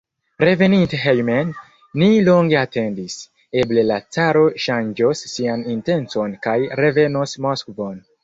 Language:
Esperanto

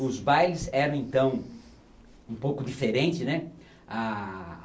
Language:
Portuguese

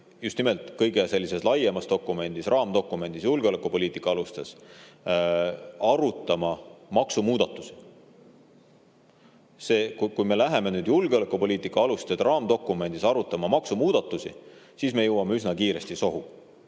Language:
Estonian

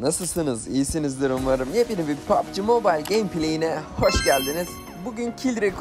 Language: Turkish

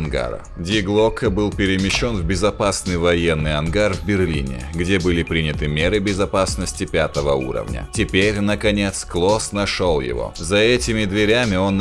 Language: Russian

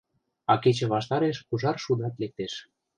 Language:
Mari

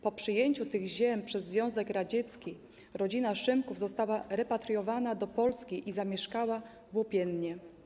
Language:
Polish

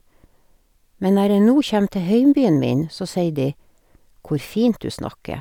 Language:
Norwegian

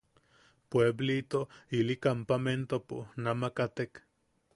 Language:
Yaqui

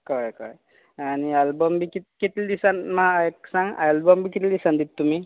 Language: Konkani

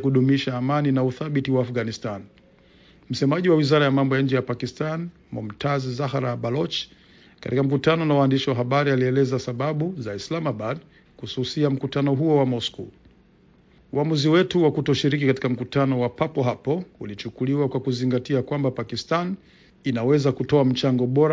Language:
Swahili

